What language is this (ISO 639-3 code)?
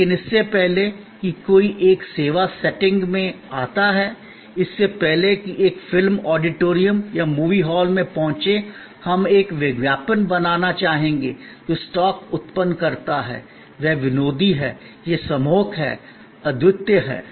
hin